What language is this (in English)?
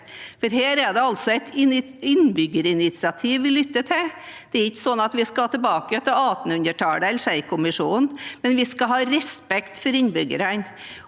Norwegian